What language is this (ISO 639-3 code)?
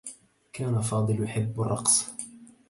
ara